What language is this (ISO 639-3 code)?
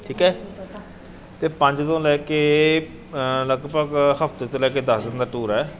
pan